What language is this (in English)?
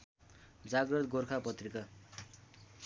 Nepali